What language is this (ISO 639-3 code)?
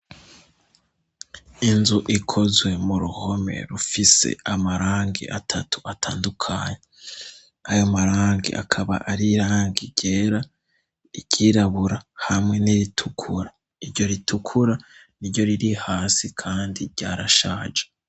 run